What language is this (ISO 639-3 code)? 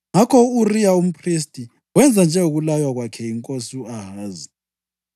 nde